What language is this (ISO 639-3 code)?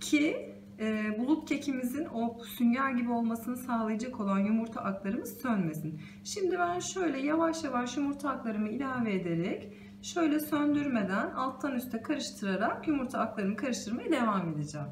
tur